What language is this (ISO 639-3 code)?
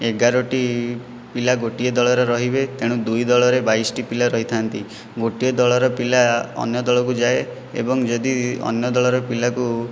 ori